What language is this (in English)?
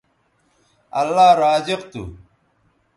Bateri